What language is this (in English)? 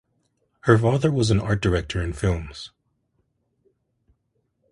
English